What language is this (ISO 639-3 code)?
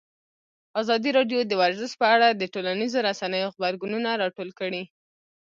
pus